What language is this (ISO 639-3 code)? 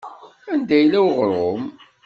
kab